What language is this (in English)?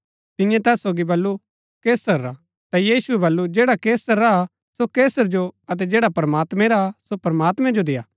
Gaddi